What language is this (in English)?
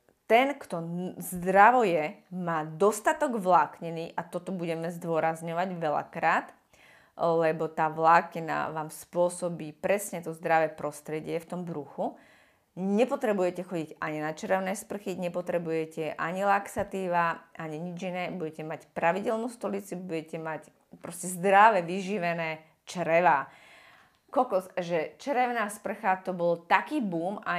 Slovak